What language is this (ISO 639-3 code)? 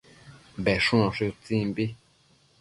mcf